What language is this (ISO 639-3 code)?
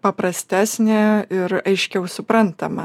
lit